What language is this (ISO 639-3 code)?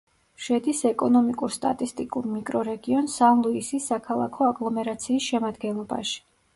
kat